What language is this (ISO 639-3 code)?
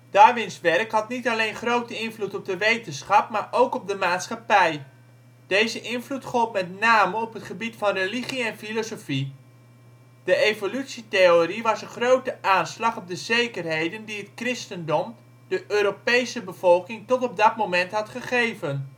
nld